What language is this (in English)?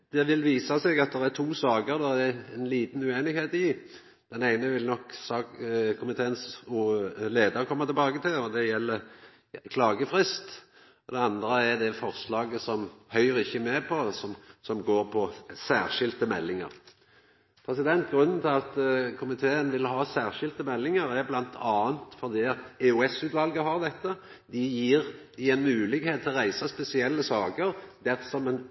Norwegian Nynorsk